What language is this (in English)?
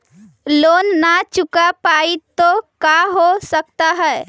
Magahi